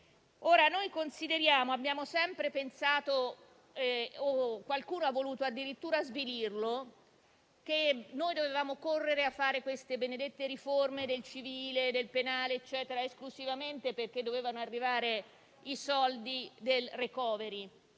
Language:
Italian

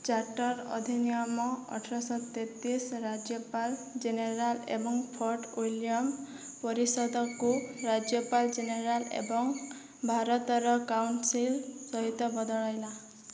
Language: Odia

